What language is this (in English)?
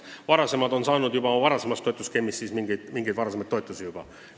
Estonian